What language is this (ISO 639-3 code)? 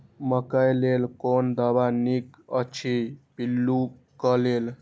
mai